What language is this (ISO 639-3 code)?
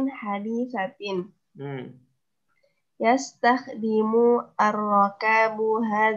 ind